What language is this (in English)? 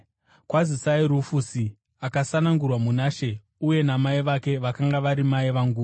Shona